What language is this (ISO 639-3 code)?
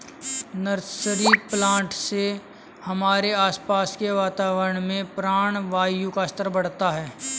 hin